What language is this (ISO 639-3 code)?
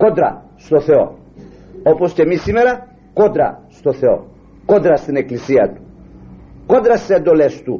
ell